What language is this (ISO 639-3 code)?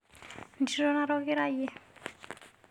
mas